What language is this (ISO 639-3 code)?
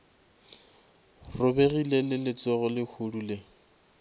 nso